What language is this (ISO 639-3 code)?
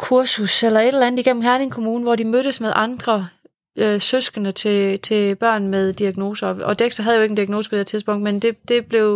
dan